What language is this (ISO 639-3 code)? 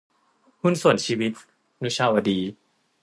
tha